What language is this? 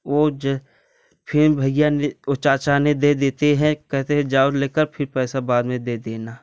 Hindi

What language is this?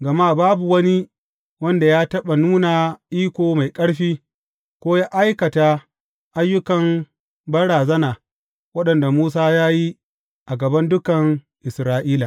Hausa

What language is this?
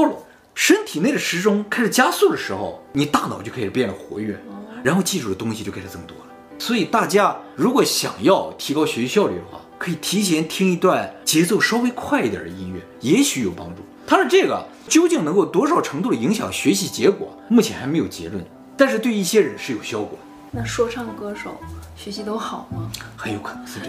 Chinese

